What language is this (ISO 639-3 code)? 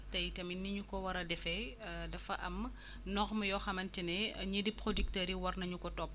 wol